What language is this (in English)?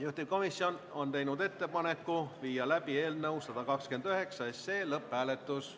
Estonian